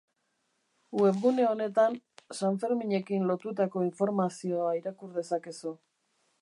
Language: Basque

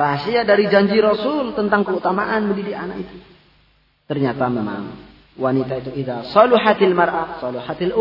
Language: Indonesian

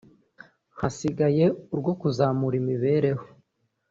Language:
Kinyarwanda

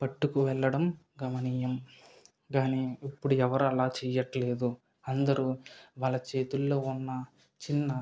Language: Telugu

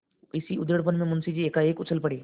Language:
Hindi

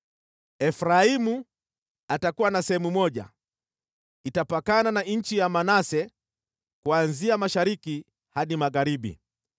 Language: Swahili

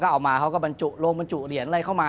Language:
Thai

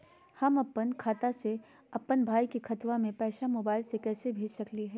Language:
Magahi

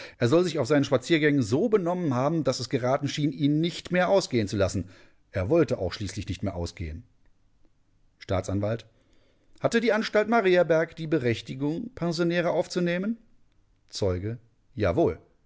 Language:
German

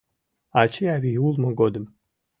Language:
Mari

